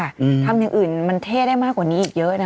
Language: Thai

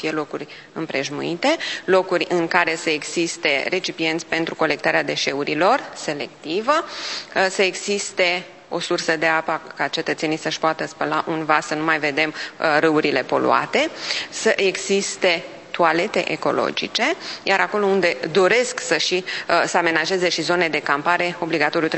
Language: Romanian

